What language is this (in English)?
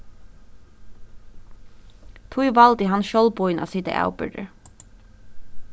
Faroese